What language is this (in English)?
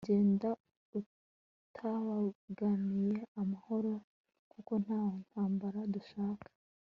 Kinyarwanda